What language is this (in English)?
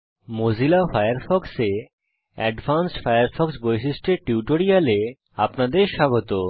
Bangla